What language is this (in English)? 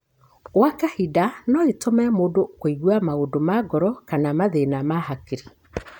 Kikuyu